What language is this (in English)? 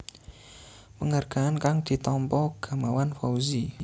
Javanese